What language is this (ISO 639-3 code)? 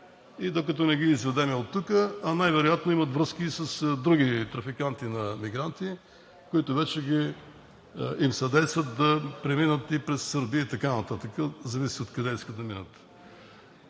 bul